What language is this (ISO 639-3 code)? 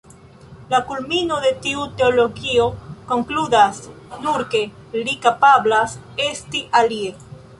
epo